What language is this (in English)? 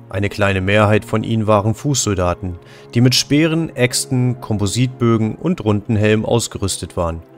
German